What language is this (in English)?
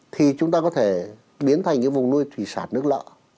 Vietnamese